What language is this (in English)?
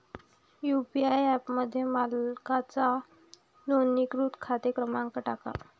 Marathi